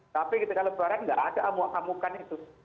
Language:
Indonesian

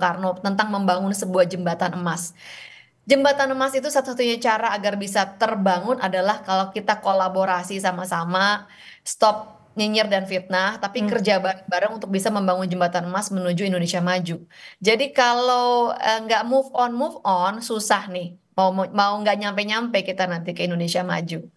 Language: Indonesian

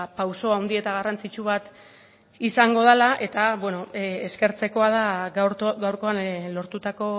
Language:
Basque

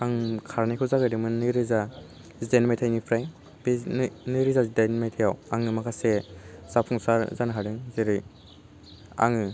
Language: Bodo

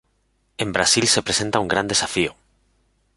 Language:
Spanish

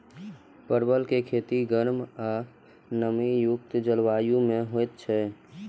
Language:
Maithili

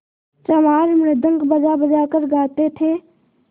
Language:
Hindi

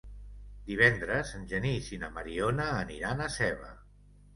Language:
Catalan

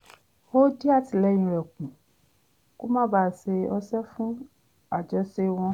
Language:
Yoruba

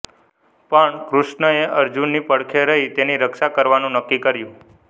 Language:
Gujarati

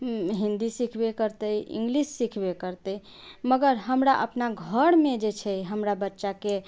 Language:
Maithili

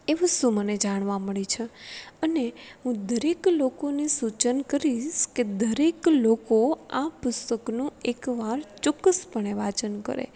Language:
Gujarati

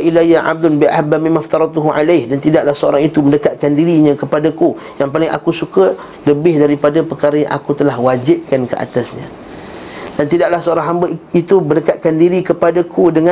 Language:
Malay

